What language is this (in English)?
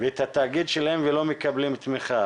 Hebrew